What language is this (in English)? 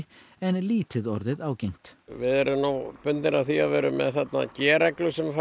Icelandic